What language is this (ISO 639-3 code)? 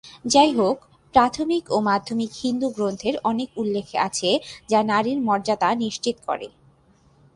ben